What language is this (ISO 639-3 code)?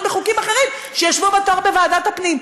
heb